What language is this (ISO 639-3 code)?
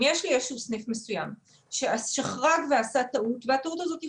heb